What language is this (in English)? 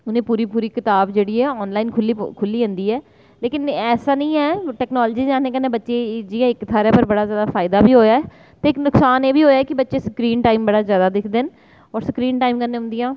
Dogri